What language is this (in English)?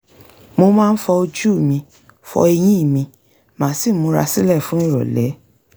Yoruba